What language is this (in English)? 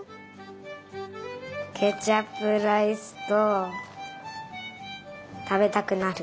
Japanese